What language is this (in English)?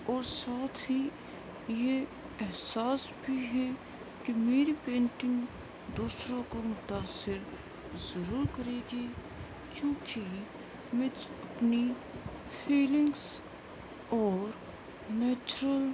Urdu